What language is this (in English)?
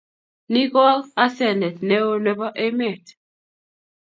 Kalenjin